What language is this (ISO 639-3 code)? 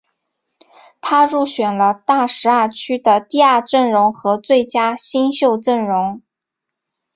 zho